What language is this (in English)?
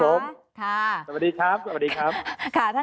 Thai